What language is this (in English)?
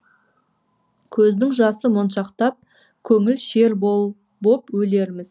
Kazakh